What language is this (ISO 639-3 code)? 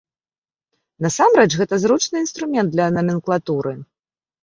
bel